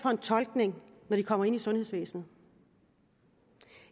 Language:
Danish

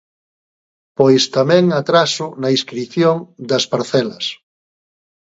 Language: Galician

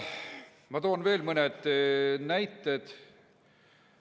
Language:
Estonian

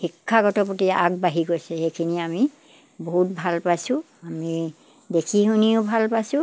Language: Assamese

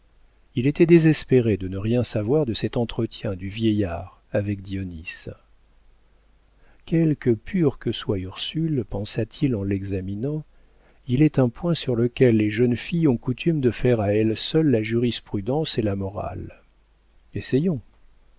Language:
French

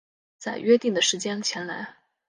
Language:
Chinese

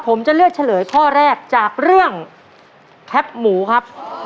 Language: Thai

